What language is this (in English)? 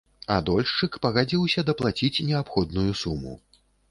Belarusian